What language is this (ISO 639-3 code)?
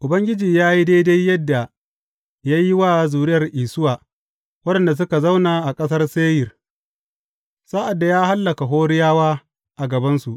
hau